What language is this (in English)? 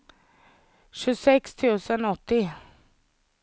Swedish